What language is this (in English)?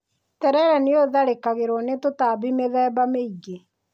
Kikuyu